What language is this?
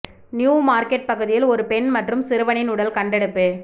Tamil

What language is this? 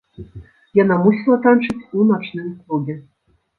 Belarusian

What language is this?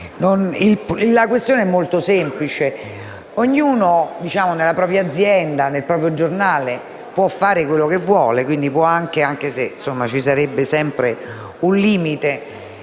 Italian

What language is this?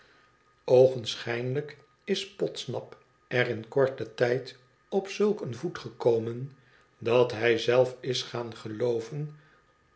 Dutch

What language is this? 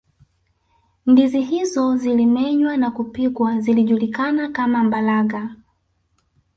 Swahili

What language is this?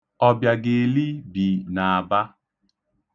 Igbo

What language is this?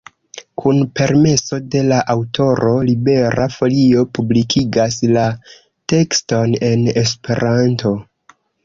Esperanto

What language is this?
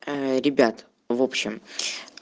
Russian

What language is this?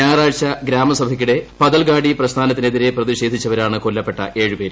Malayalam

